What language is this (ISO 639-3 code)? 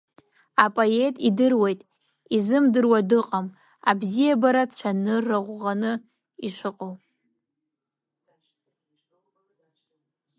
abk